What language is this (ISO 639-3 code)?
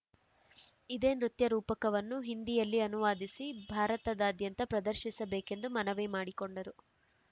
kan